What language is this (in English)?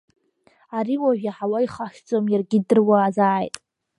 Abkhazian